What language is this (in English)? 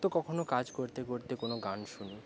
Bangla